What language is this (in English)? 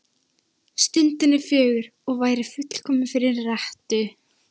Icelandic